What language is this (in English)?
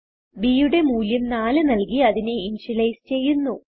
Malayalam